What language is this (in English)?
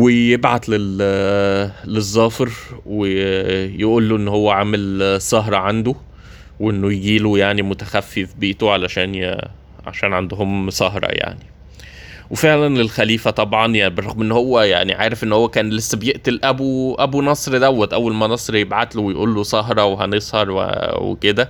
Arabic